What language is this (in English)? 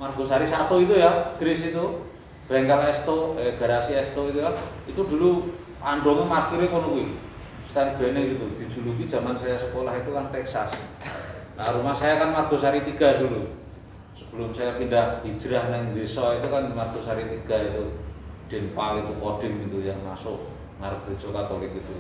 Indonesian